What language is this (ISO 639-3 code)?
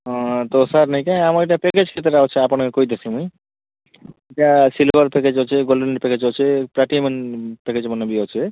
ori